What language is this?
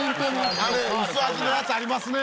Japanese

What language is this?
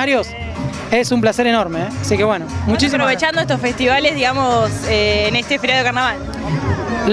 Spanish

